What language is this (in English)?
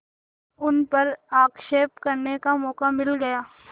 Hindi